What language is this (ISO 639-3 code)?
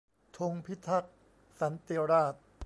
tha